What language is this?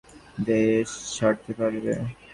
Bangla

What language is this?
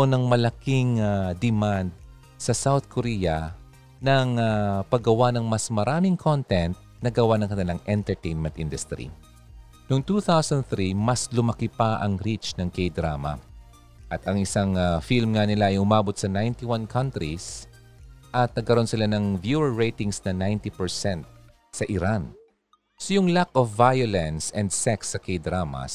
Filipino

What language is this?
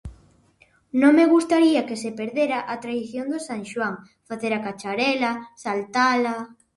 Galician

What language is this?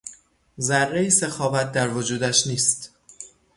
Persian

